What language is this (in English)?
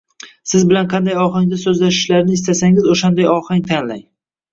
Uzbek